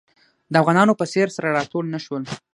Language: Pashto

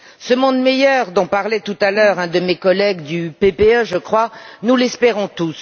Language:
French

